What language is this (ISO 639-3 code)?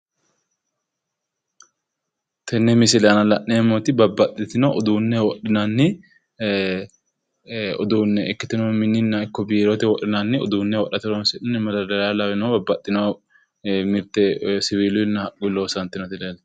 sid